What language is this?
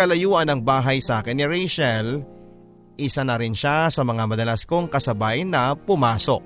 Filipino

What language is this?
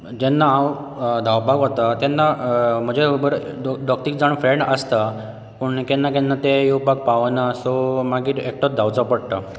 Konkani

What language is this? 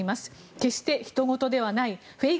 Japanese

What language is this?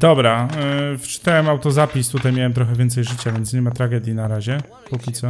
Polish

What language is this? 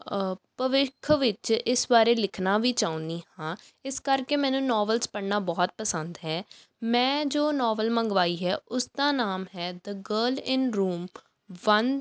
Punjabi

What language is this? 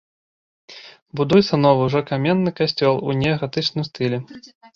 Belarusian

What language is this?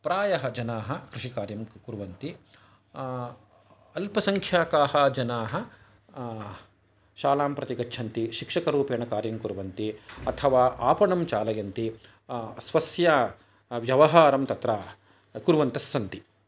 Sanskrit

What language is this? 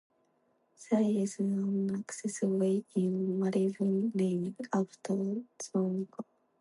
English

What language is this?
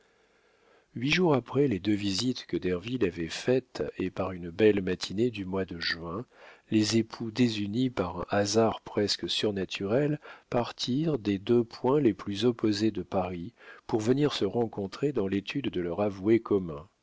French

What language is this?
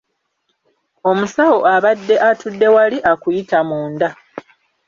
Ganda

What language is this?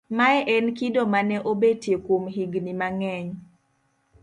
Luo (Kenya and Tanzania)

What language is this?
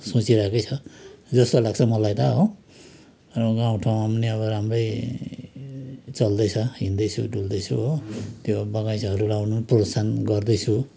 Nepali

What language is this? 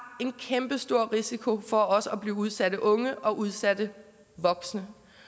Danish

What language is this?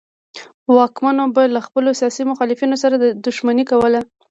Pashto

